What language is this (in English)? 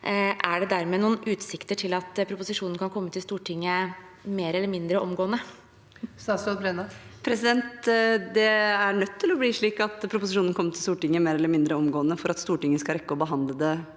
Norwegian